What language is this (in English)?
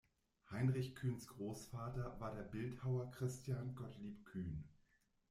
German